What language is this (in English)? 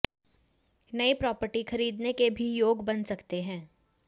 Hindi